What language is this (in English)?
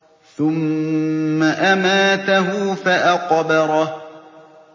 Arabic